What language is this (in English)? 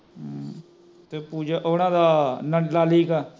Punjabi